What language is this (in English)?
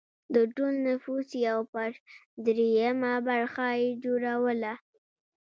Pashto